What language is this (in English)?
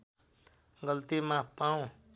Nepali